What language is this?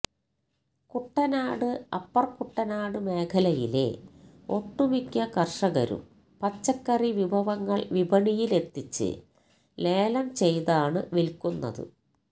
Malayalam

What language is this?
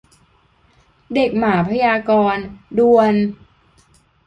Thai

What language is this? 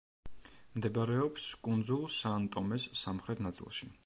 Georgian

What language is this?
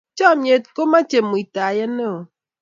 Kalenjin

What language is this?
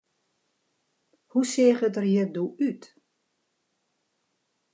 Western Frisian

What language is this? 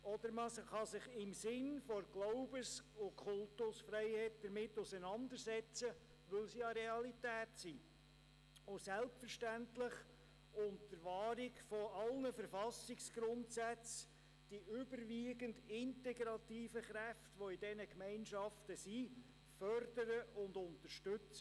Swiss German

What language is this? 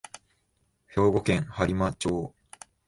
Japanese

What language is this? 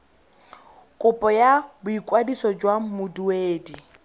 Tswana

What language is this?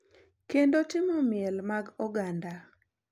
Luo (Kenya and Tanzania)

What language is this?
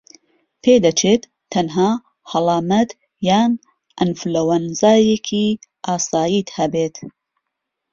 Central Kurdish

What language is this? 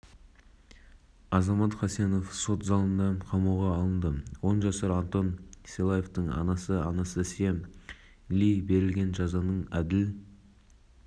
Kazakh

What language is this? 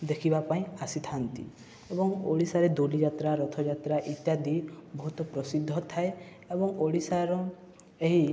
Odia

